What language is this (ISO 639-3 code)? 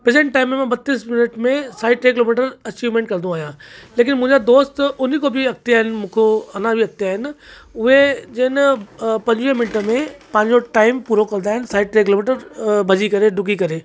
snd